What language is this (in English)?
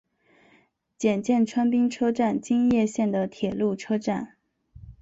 Chinese